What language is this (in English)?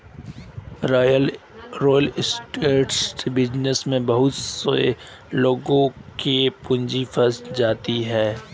Hindi